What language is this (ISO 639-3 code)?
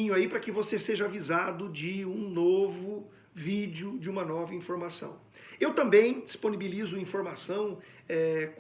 por